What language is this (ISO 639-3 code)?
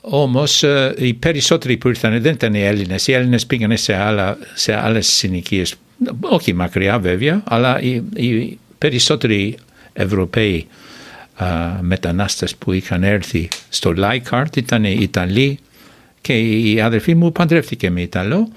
ell